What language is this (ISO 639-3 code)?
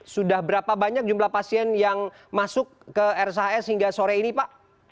ind